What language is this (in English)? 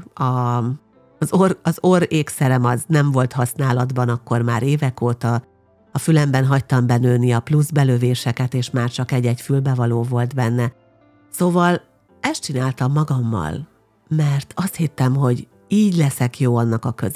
Hungarian